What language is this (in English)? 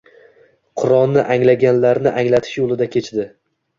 Uzbek